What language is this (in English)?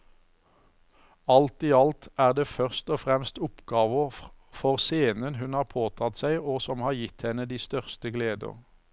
Norwegian